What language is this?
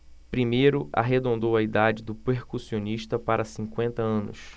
Portuguese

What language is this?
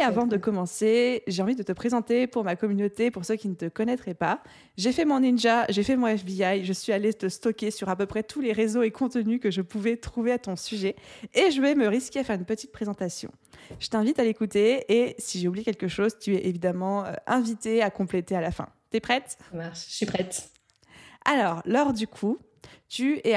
French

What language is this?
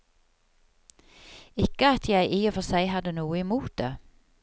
Norwegian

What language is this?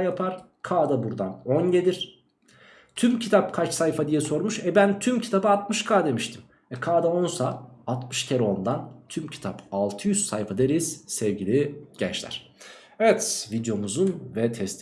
Turkish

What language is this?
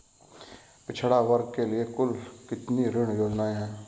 Hindi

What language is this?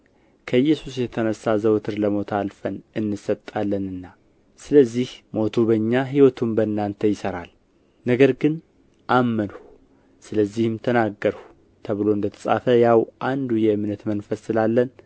Amharic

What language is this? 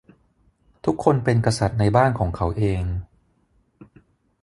Thai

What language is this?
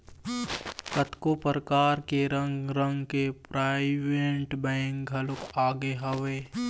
Chhattisgarhi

